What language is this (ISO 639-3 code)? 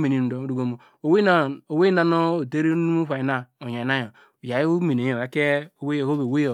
deg